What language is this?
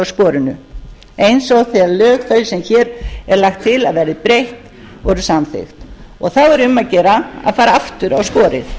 Icelandic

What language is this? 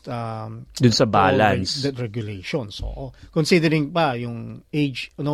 Filipino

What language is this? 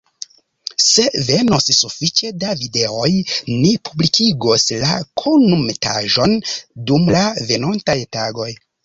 Esperanto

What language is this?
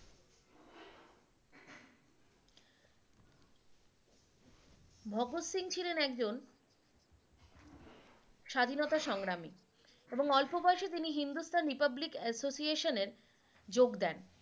Bangla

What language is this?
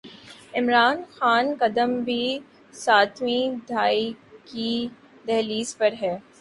Urdu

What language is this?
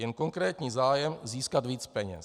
Czech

